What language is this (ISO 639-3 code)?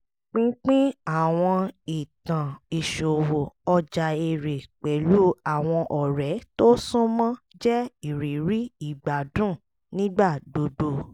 yor